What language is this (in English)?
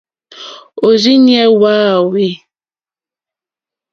Mokpwe